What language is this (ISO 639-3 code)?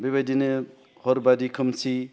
brx